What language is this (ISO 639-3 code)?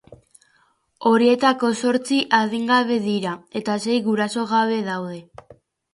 eus